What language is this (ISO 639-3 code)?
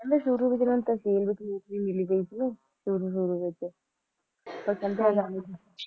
pan